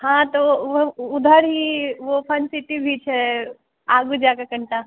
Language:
Maithili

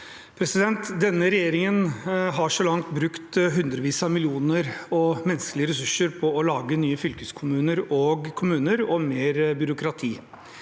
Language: Norwegian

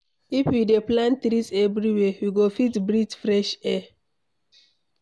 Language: Nigerian Pidgin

